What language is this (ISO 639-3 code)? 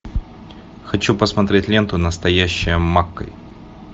rus